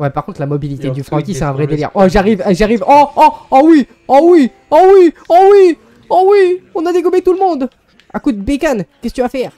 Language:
French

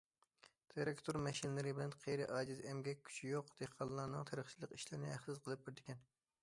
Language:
Uyghur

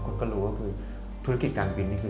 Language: Thai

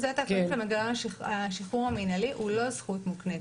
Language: Hebrew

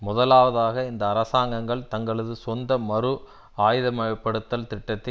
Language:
Tamil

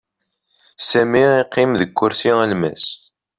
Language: Kabyle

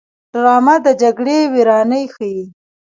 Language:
Pashto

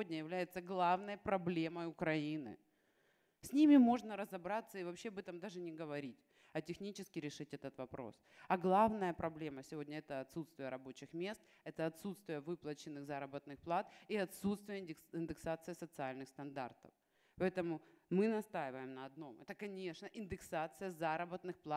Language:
Russian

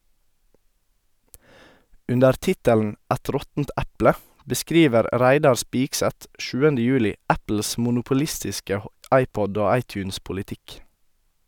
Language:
Norwegian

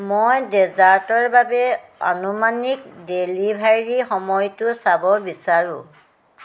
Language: Assamese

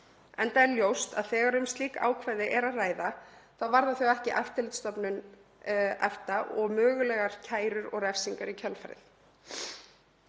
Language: Icelandic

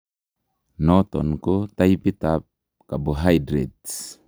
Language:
Kalenjin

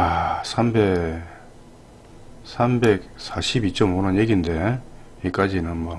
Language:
Korean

